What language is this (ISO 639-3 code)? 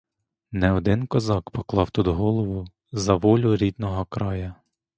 ukr